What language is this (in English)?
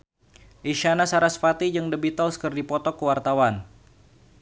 Sundanese